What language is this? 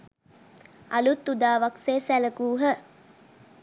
Sinhala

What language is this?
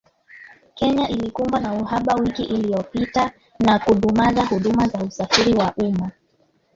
Swahili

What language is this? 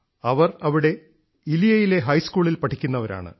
Malayalam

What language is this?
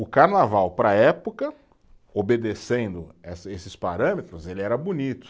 Portuguese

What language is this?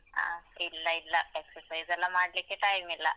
Kannada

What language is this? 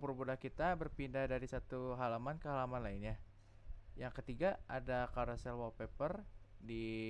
Indonesian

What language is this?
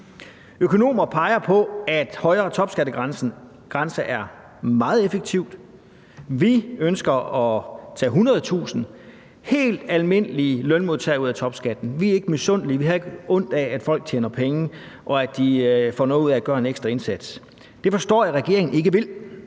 Danish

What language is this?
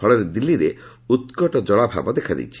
Odia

